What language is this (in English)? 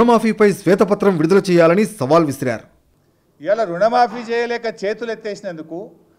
Telugu